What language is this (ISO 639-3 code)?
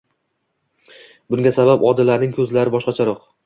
uzb